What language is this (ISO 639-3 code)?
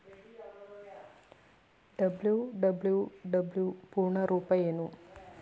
kan